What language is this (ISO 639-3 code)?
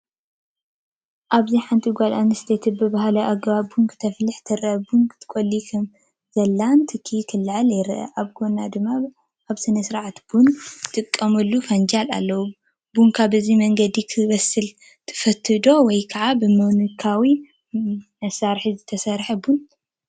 tir